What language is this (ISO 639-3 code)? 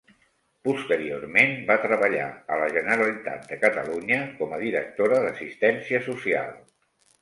cat